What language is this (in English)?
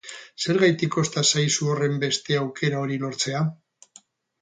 Basque